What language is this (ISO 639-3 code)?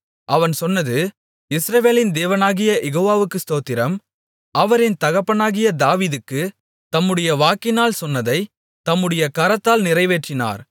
tam